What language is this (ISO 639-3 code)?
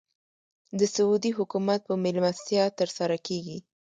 pus